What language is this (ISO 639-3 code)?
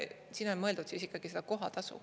est